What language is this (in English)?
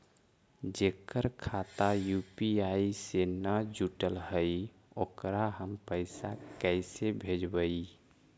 Magahi